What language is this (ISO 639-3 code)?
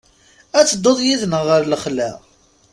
kab